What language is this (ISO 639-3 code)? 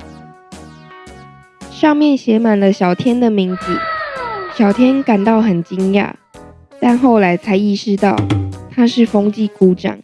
zho